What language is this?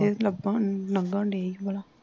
Punjabi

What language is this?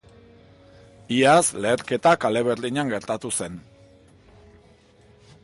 Basque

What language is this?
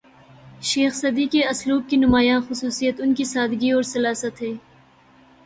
Urdu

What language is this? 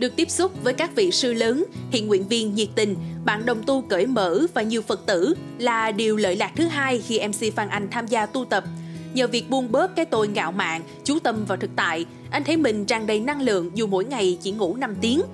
Vietnamese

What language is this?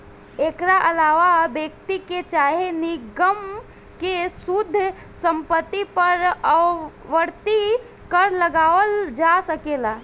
Bhojpuri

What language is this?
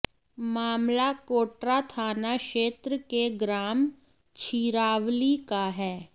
Hindi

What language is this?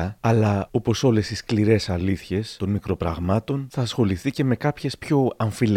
Greek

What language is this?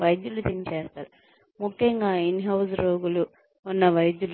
Telugu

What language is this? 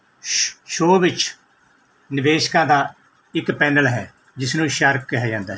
Punjabi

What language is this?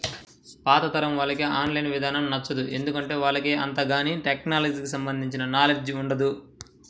Telugu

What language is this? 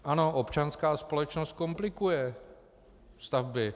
Czech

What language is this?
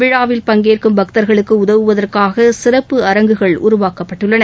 Tamil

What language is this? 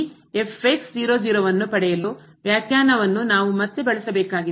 Kannada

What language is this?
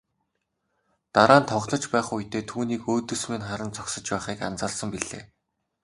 Mongolian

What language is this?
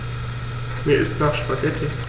German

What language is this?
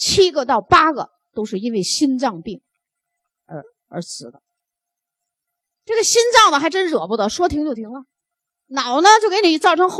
Chinese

